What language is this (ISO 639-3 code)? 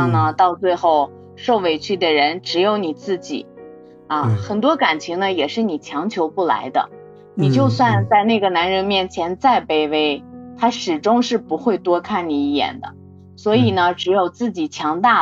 zho